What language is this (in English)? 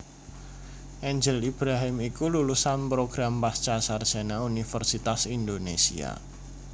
Javanese